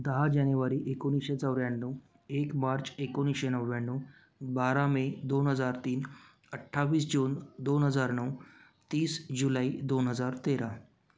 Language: Marathi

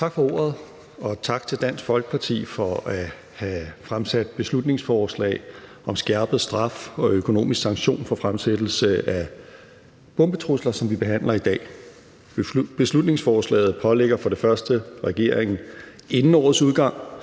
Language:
Danish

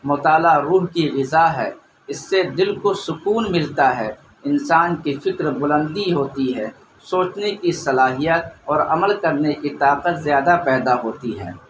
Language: Urdu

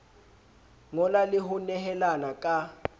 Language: Southern Sotho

